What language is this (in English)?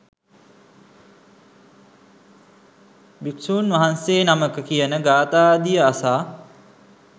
Sinhala